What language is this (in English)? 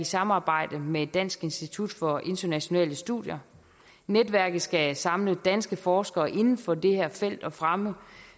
Danish